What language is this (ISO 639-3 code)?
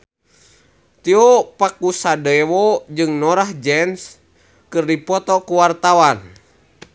sun